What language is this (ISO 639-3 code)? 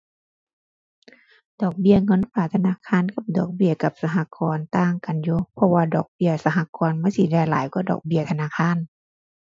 tha